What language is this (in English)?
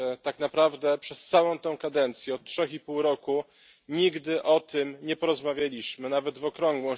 Polish